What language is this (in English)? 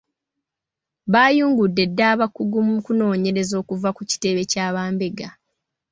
Ganda